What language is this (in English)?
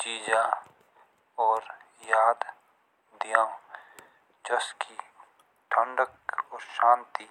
Jaunsari